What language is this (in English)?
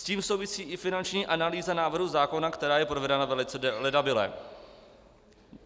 Czech